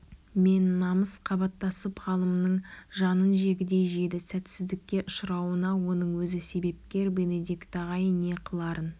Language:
Kazakh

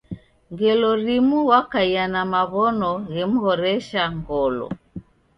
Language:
Taita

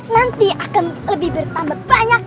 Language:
Indonesian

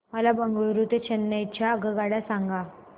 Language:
Marathi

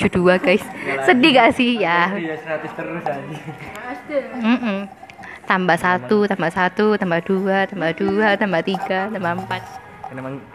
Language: Indonesian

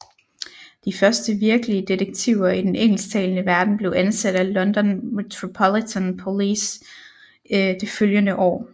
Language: Danish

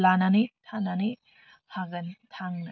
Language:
Bodo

